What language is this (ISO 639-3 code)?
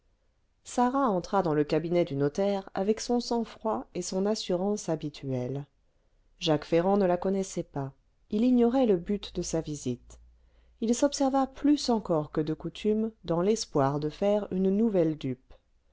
fra